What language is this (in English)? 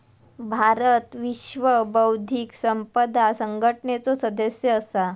Marathi